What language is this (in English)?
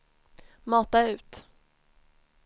Swedish